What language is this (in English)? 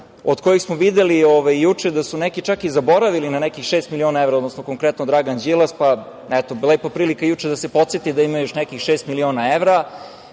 Serbian